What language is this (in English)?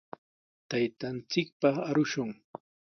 Sihuas Ancash Quechua